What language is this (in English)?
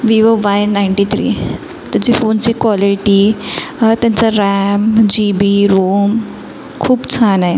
Marathi